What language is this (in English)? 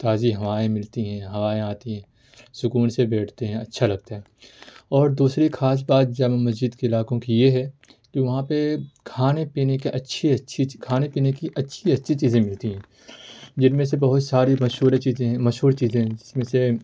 Urdu